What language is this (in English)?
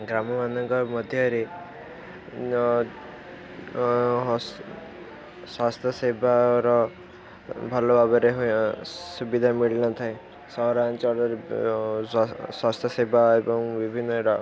Odia